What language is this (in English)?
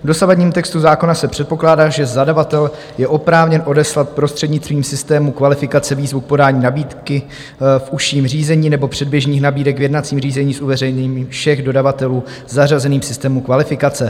Czech